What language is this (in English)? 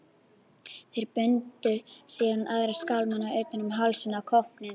Icelandic